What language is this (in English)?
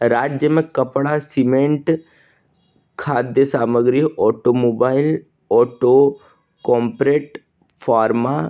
Hindi